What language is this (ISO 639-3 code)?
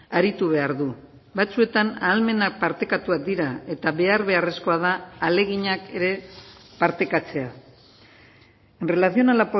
eus